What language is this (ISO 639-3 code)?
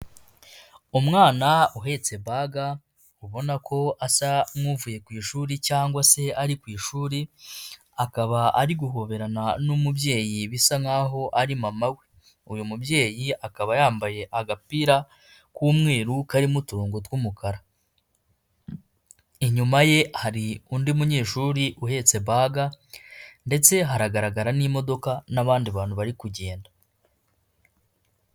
kin